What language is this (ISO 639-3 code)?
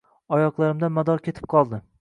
uzb